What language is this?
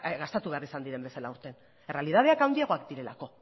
Basque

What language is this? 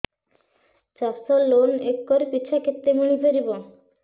Odia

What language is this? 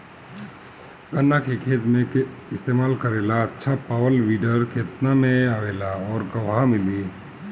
Bhojpuri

